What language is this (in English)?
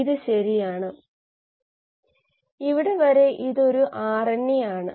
Malayalam